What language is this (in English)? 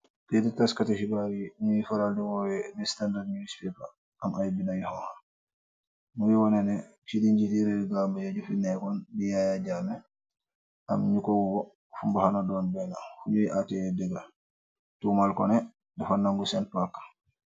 Wolof